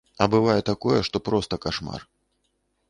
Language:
Belarusian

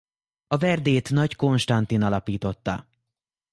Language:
Hungarian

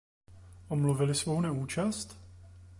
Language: Czech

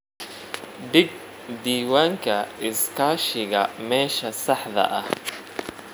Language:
Somali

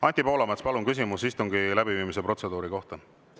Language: Estonian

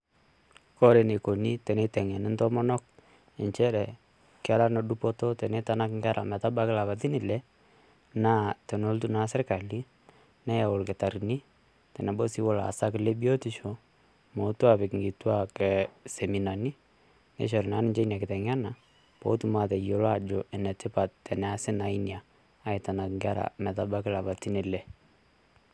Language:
Masai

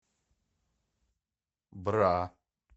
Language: Russian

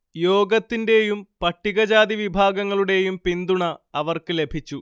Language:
Malayalam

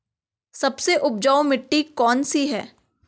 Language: Hindi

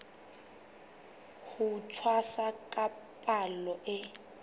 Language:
Southern Sotho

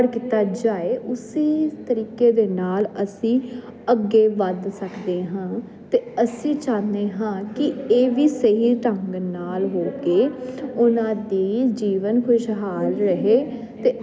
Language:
Punjabi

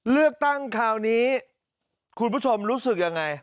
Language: Thai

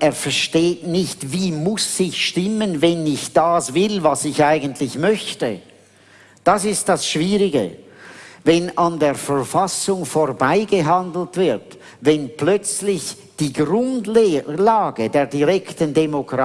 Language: German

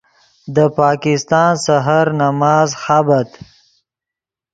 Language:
Yidgha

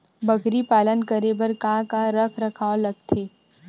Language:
Chhattisgarhi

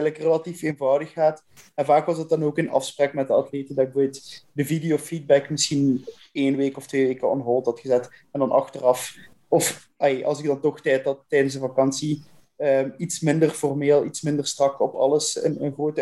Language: Dutch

